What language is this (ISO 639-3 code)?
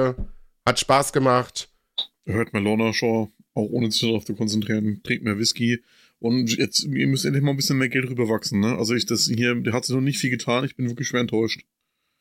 deu